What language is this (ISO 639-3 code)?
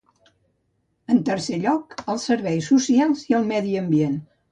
cat